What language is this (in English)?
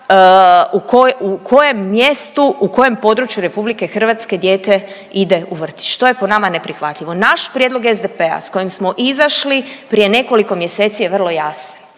Croatian